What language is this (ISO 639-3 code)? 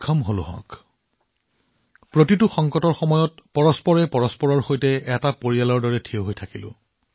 asm